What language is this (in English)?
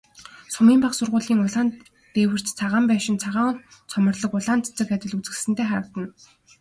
Mongolian